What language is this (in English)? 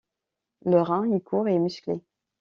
French